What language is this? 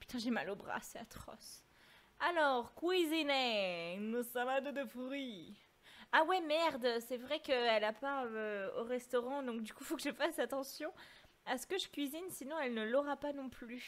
French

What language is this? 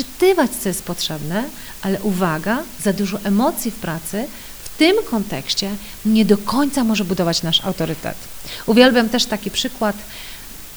Polish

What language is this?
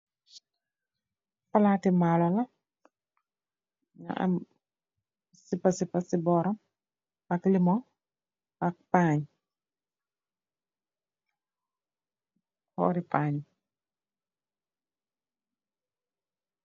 Wolof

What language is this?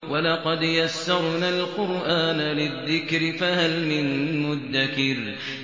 Arabic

